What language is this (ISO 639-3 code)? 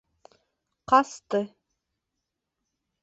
bak